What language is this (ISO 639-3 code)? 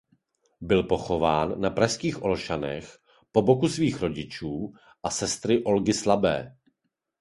ces